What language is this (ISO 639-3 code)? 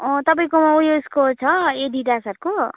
nep